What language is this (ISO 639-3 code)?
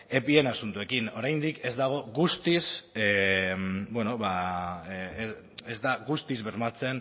eus